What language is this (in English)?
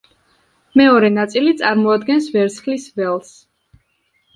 Georgian